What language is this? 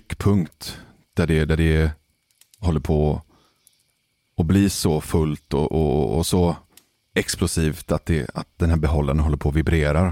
Swedish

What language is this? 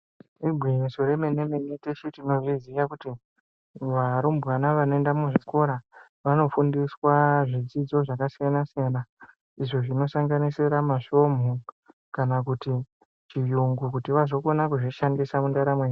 Ndau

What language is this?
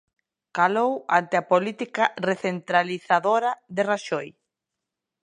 Galician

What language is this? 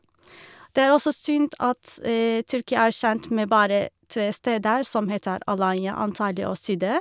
Norwegian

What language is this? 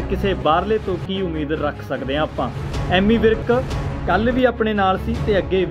Hindi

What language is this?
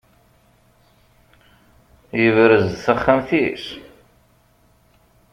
Kabyle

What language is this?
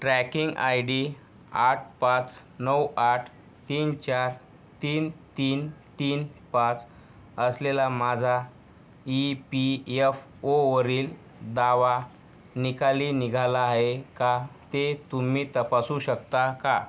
Marathi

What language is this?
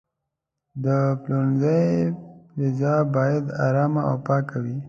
Pashto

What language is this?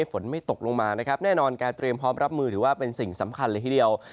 Thai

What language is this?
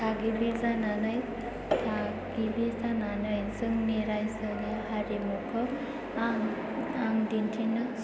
Bodo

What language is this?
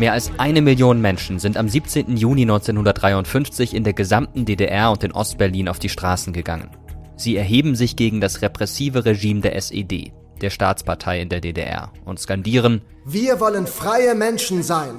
German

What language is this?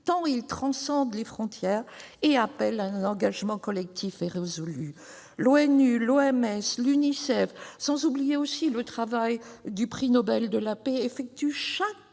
French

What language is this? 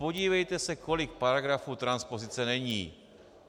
Czech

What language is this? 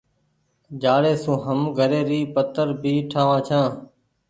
Goaria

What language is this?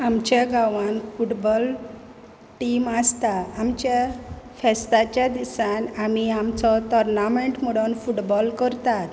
Konkani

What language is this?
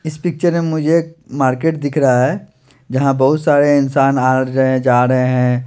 Hindi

